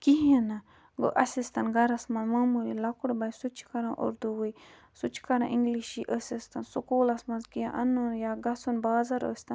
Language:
Kashmiri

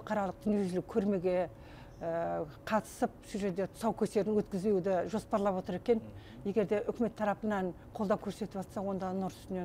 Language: Russian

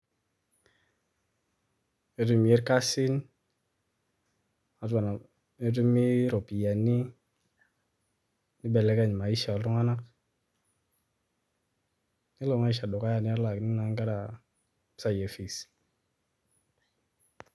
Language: Masai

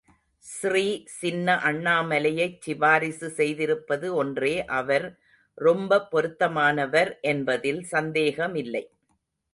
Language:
Tamil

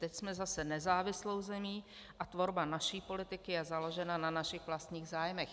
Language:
Czech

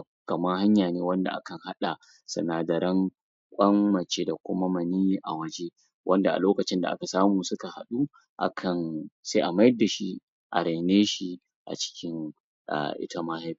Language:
Hausa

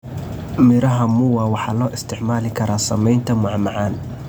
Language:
Somali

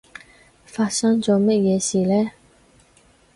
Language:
Cantonese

